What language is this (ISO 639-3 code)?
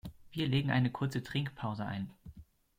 deu